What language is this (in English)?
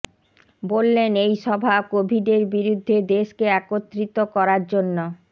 Bangla